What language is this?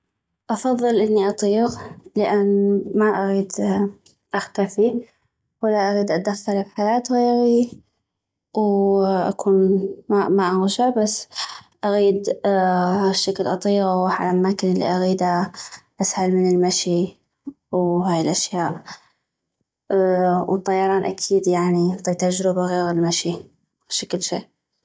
North Mesopotamian Arabic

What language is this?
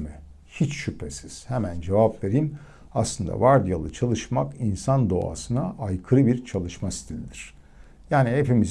Turkish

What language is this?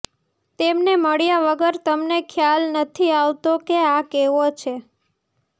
Gujarati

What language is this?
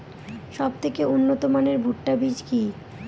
Bangla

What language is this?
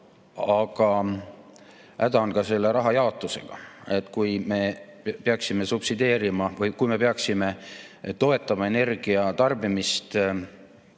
Estonian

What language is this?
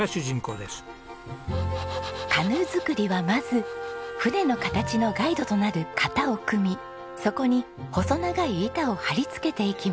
Japanese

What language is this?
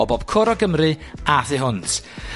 Welsh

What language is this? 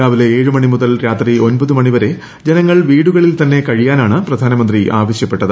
Malayalam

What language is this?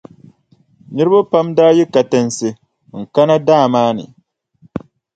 Dagbani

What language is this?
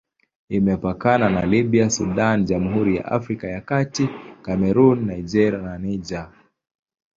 Swahili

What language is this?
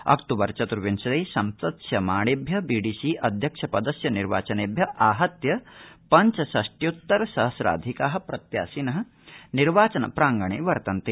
Sanskrit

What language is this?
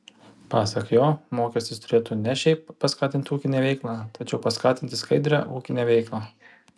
Lithuanian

